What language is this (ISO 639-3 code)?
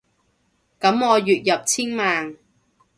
yue